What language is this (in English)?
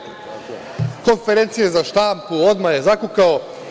Serbian